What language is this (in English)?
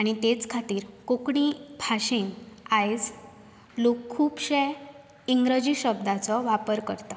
Konkani